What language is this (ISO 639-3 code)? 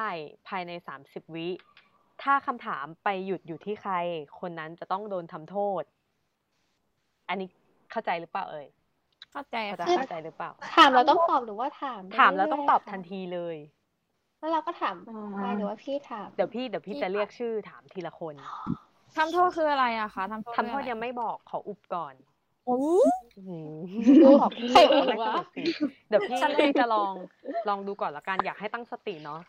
tha